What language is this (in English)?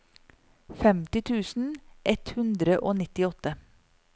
Norwegian